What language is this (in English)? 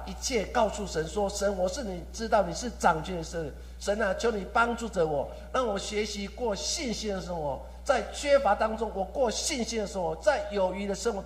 Chinese